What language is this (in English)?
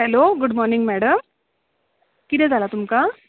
Konkani